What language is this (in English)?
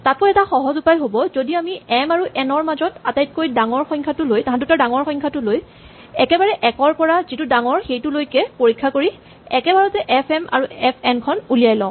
Assamese